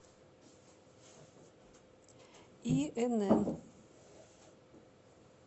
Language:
Russian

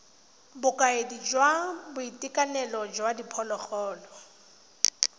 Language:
Tswana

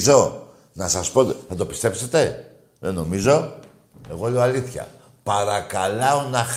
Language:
Greek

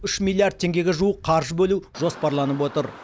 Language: Kazakh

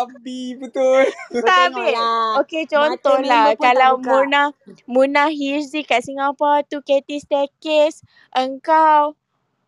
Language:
Malay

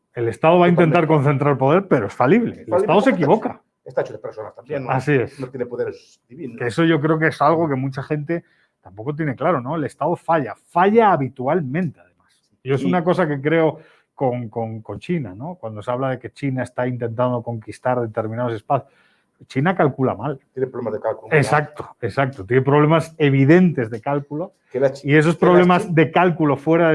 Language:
Spanish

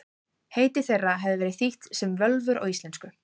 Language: Icelandic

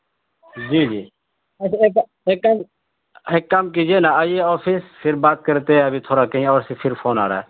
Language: Urdu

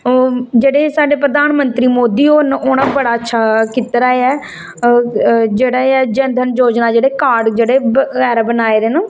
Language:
Dogri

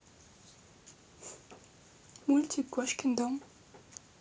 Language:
Russian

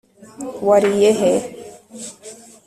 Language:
Kinyarwanda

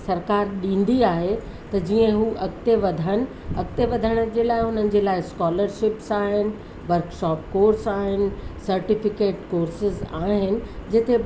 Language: Sindhi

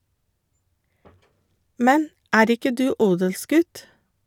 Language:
Norwegian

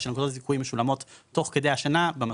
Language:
Hebrew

